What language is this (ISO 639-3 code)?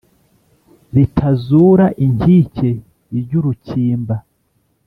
kin